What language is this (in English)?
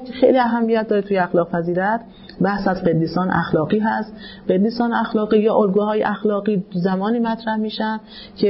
Persian